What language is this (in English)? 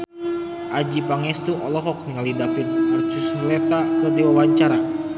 Sundanese